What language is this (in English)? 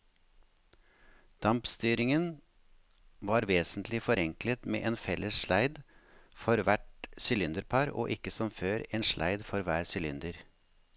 Norwegian